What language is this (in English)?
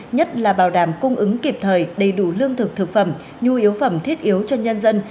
Vietnamese